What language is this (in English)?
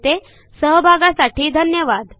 Marathi